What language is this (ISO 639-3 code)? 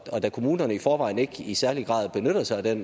dan